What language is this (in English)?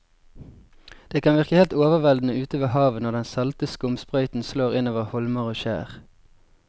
Norwegian